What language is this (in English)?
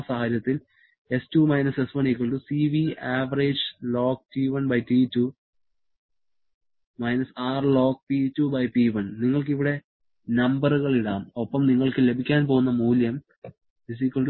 Malayalam